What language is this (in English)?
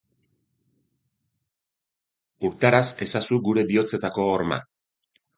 Basque